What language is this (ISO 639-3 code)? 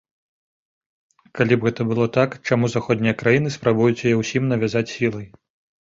bel